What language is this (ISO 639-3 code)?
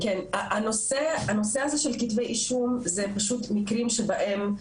heb